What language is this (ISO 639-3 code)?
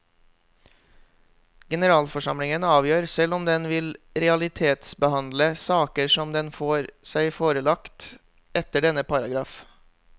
nor